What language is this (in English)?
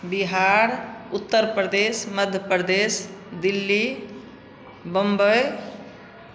Maithili